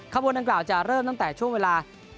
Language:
Thai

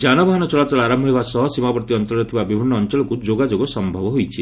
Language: Odia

